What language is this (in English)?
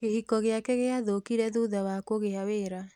Kikuyu